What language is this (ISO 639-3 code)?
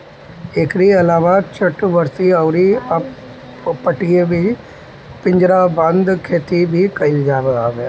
bho